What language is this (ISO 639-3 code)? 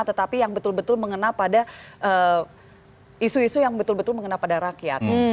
ind